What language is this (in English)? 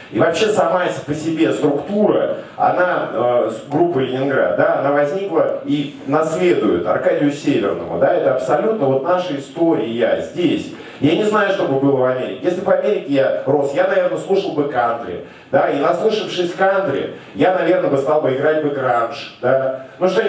Russian